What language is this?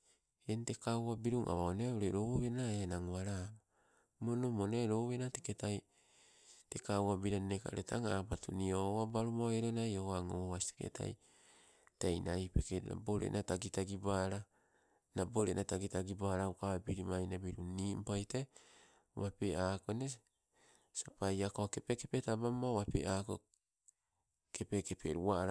Sibe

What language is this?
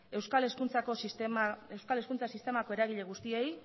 Basque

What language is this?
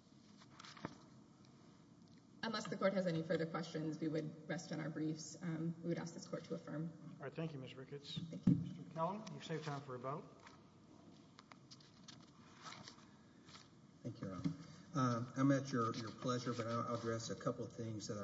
English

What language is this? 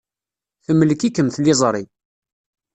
Kabyle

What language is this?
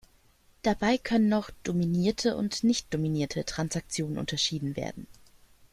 German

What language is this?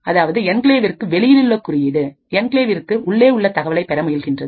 Tamil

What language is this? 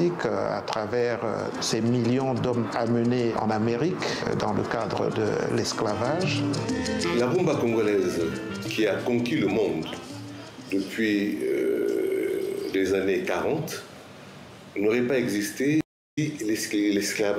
French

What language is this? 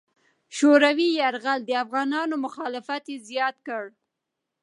Pashto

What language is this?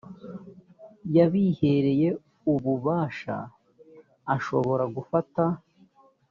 Kinyarwanda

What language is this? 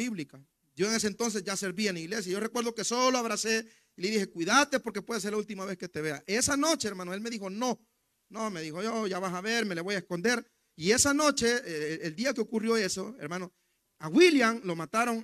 Spanish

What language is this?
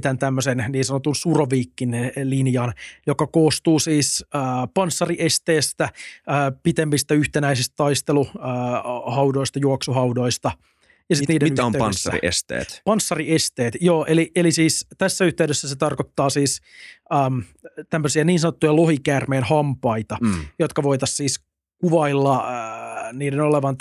Finnish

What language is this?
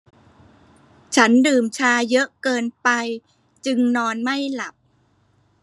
Thai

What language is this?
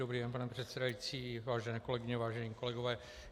Czech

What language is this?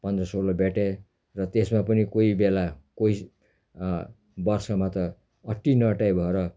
Nepali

